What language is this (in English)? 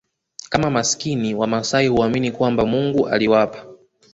Swahili